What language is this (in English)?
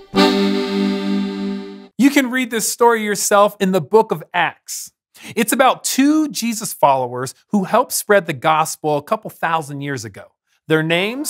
English